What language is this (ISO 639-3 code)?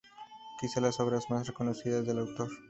spa